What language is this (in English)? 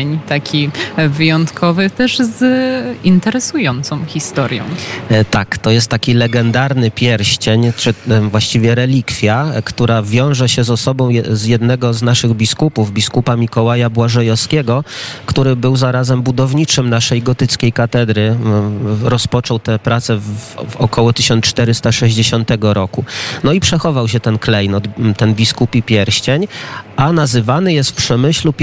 Polish